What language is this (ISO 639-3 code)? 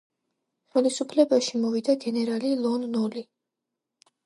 kat